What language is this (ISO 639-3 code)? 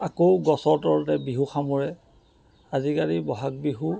asm